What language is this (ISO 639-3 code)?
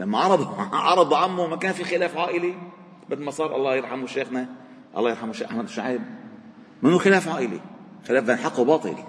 ara